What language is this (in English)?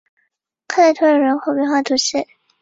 Chinese